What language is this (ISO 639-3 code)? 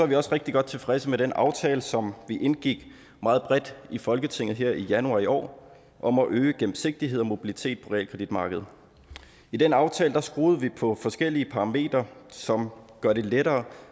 dan